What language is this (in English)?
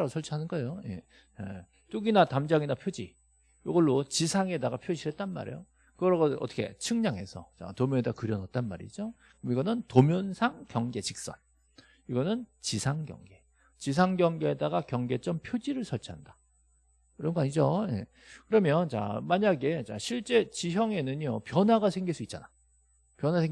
Korean